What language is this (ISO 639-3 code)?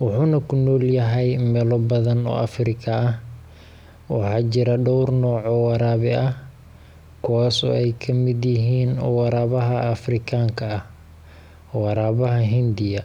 som